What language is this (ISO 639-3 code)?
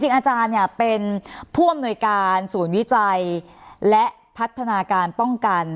tha